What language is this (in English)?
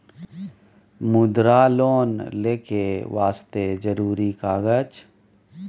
Maithili